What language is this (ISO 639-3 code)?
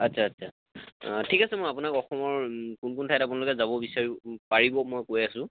asm